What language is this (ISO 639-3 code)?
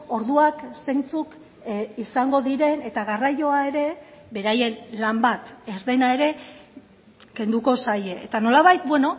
eus